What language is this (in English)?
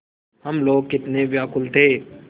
Hindi